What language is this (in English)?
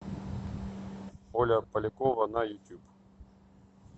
Russian